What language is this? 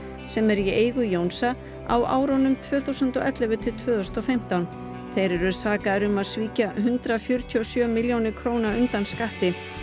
Icelandic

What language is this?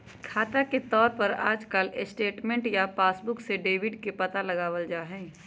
Magahi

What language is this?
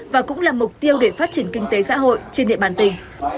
Vietnamese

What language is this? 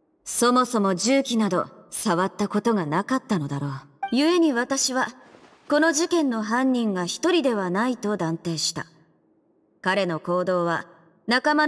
Japanese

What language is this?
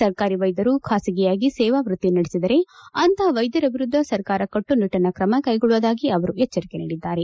Kannada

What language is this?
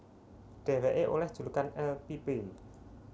Javanese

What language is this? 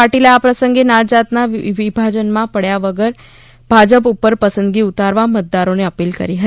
Gujarati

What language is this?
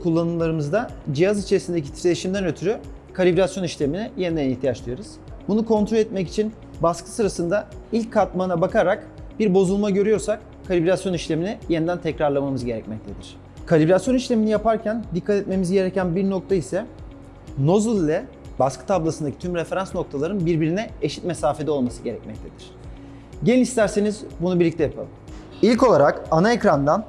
Turkish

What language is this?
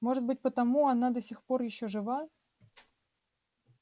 Russian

